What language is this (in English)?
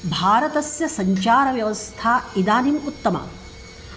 Sanskrit